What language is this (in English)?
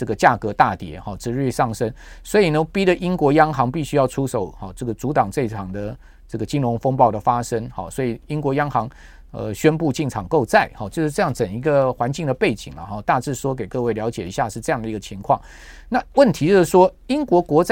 Chinese